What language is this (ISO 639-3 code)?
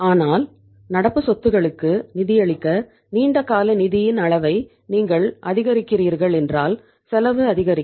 tam